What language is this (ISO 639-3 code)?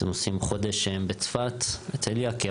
heb